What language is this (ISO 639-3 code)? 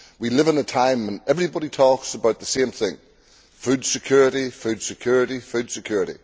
eng